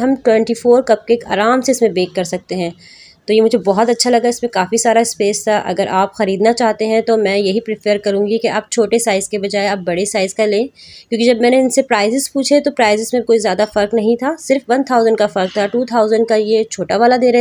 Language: Hindi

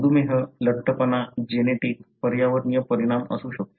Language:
Marathi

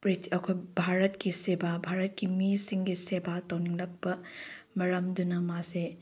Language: Manipuri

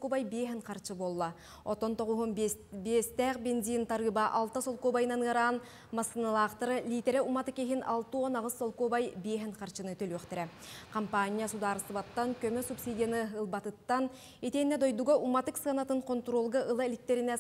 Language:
Turkish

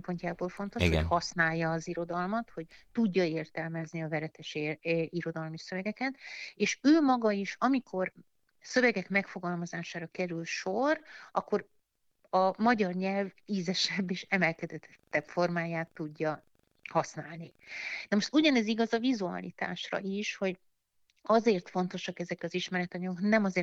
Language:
Hungarian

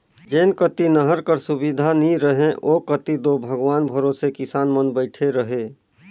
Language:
Chhattisgarhi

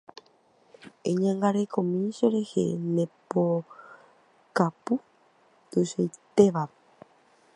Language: Guarani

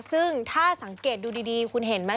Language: Thai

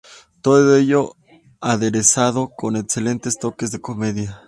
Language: Spanish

